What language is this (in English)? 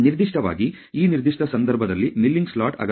Kannada